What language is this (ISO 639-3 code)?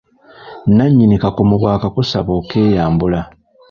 lug